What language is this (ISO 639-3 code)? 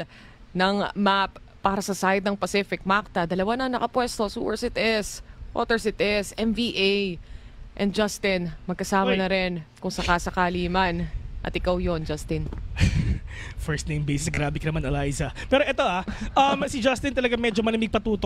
fil